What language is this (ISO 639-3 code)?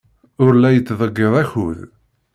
kab